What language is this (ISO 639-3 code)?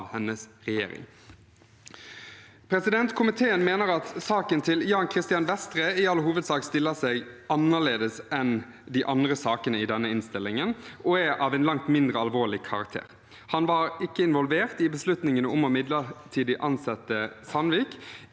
nor